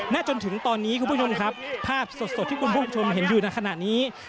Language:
Thai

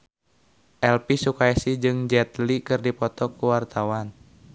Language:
Sundanese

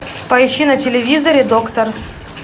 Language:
Russian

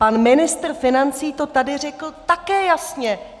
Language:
Czech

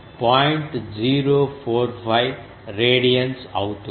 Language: Telugu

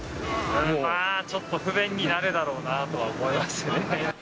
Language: Japanese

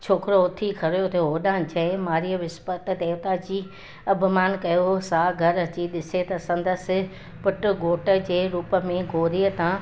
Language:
Sindhi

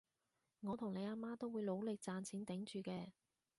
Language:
Cantonese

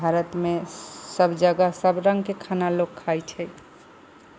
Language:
Maithili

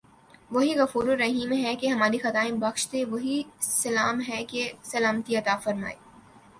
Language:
Urdu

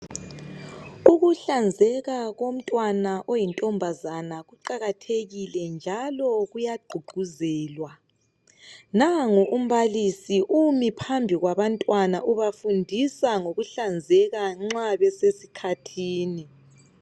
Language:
North Ndebele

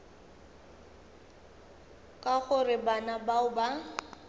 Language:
Northern Sotho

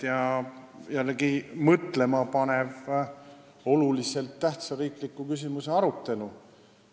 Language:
Estonian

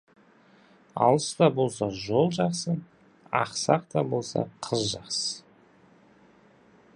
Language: Kazakh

